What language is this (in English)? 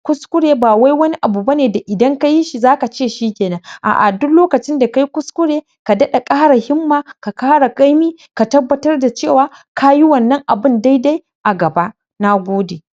Hausa